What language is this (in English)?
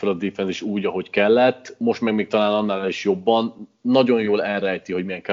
Hungarian